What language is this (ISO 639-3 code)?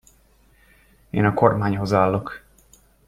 hun